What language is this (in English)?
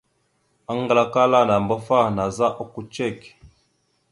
Mada (Cameroon)